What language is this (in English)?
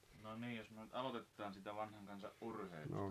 Finnish